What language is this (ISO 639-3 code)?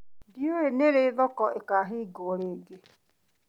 kik